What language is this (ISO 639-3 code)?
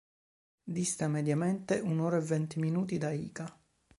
ita